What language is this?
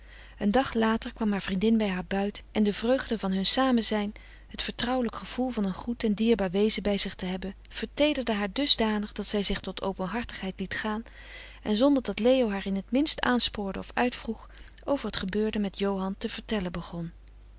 Dutch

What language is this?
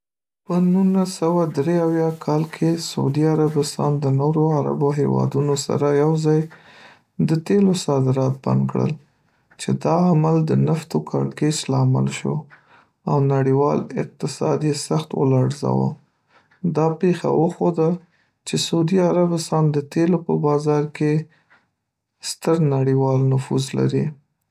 Pashto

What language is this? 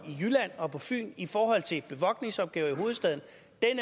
Danish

